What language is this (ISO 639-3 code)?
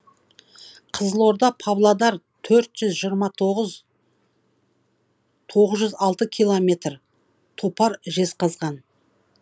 kaz